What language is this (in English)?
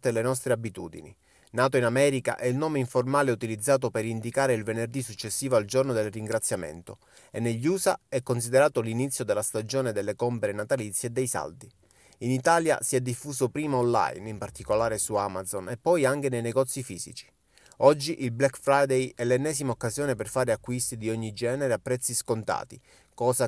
Italian